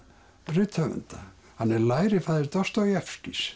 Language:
Icelandic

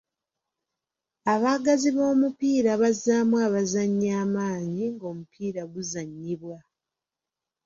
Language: Ganda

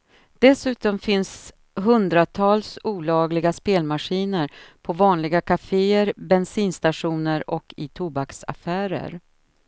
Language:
Swedish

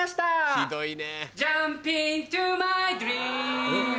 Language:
Japanese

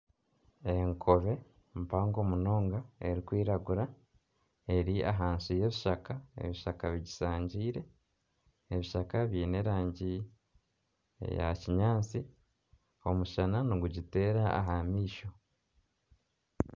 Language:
Nyankole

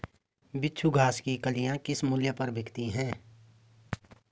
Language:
Hindi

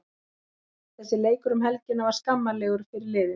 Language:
Icelandic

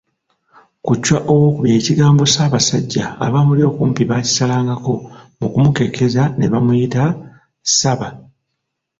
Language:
Ganda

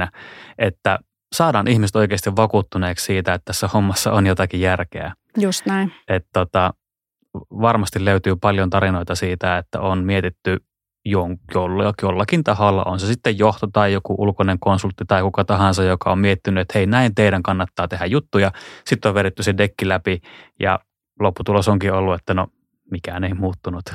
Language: Finnish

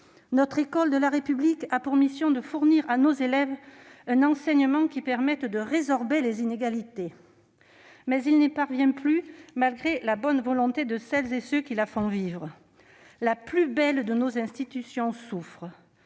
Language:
French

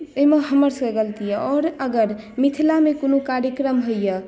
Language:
Maithili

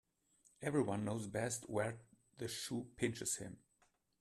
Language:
English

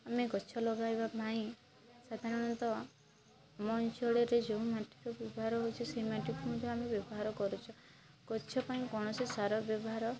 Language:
Odia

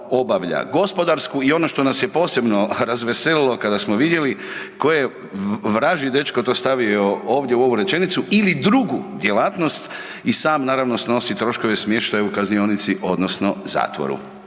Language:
Croatian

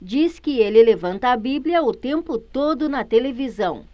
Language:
Portuguese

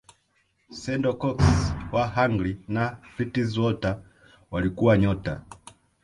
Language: Swahili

